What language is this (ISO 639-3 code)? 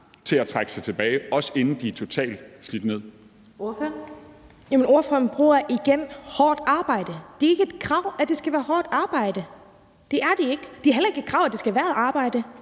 dan